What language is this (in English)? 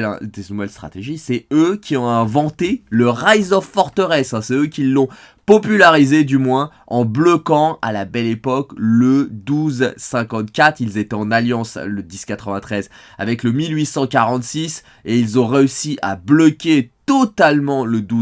French